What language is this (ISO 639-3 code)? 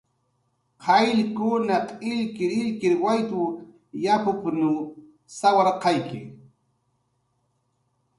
jqr